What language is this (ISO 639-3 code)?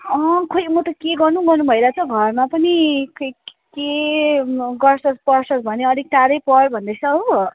nep